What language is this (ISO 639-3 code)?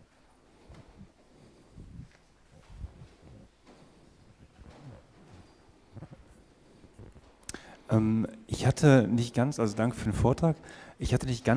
deu